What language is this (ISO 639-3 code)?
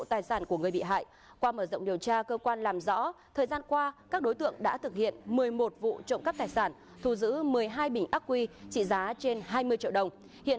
vie